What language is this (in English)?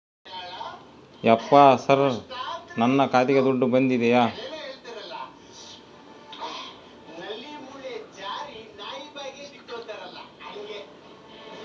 Kannada